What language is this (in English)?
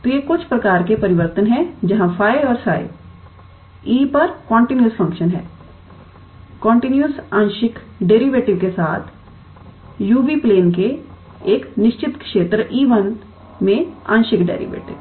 Hindi